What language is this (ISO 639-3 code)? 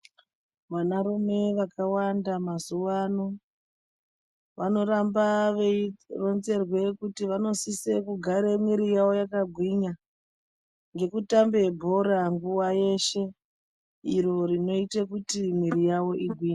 ndc